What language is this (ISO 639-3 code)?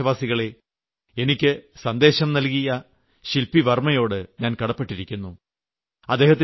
mal